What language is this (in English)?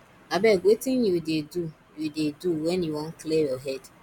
Nigerian Pidgin